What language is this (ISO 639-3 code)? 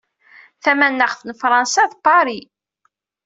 kab